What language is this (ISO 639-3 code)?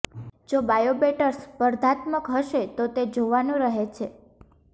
guj